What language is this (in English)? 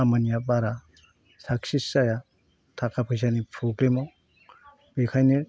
Bodo